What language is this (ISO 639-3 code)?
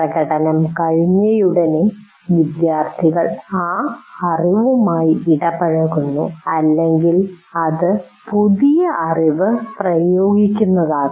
mal